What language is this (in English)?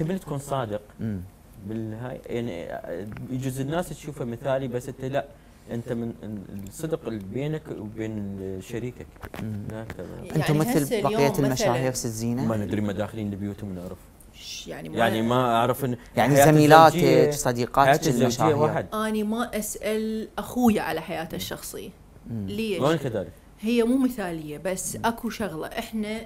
Arabic